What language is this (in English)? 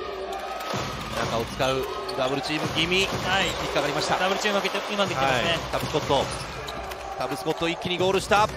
Japanese